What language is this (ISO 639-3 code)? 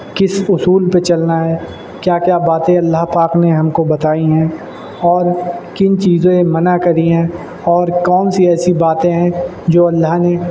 urd